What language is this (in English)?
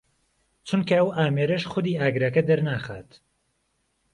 Central Kurdish